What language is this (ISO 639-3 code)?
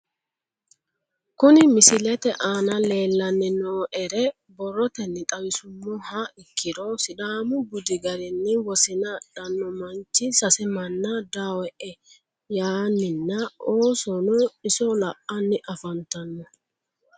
sid